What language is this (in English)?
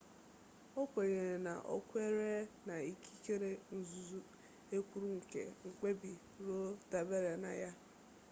Igbo